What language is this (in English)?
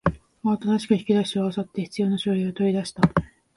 Japanese